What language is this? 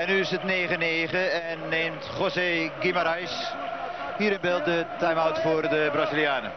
Dutch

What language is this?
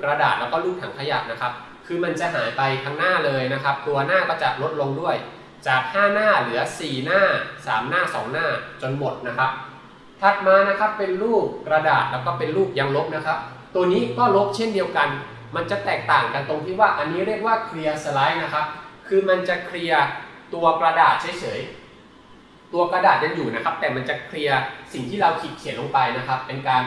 Thai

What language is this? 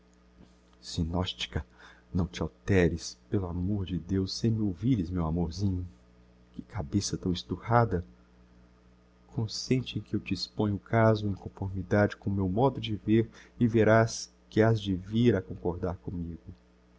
Portuguese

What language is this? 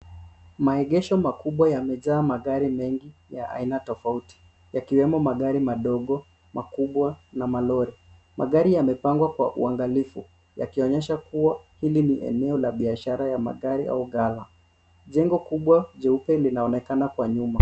Swahili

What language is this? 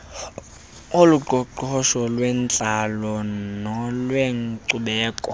Xhosa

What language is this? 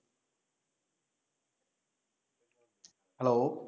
Bangla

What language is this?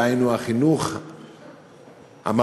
Hebrew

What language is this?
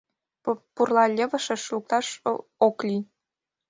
Mari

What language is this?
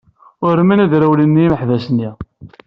Kabyle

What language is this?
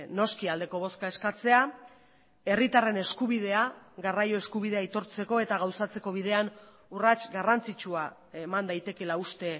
Basque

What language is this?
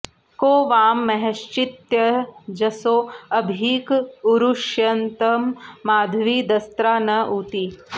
Sanskrit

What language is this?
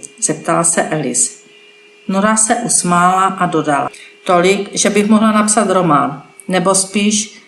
Czech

